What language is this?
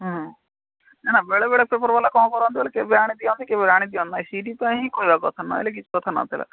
Odia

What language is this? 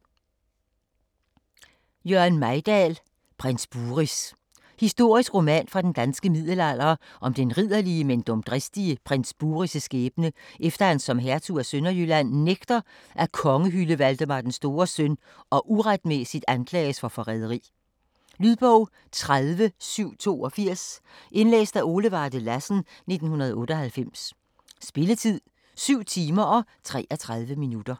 Danish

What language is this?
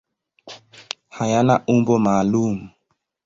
Swahili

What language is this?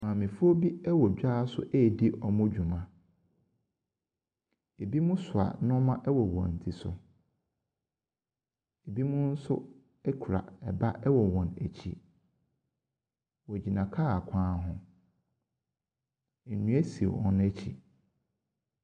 Akan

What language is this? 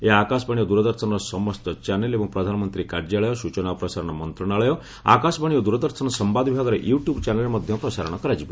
Odia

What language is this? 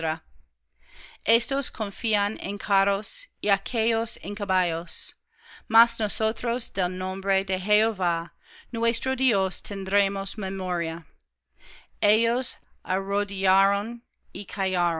Spanish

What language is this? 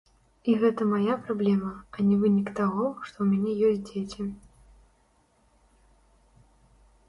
Belarusian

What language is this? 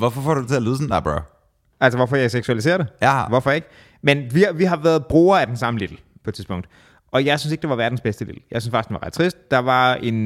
Danish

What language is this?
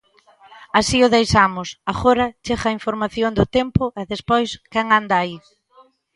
Galician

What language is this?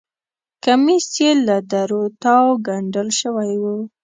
Pashto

